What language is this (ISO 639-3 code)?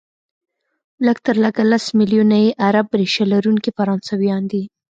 pus